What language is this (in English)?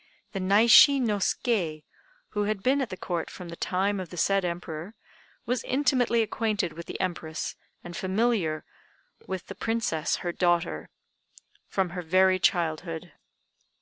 English